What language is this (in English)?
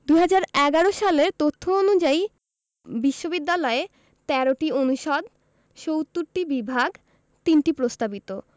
Bangla